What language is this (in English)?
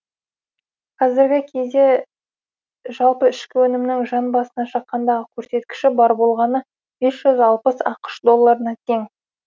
Kazakh